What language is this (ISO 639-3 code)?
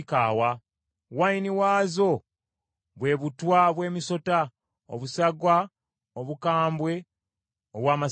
lug